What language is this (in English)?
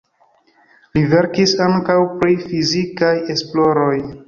Esperanto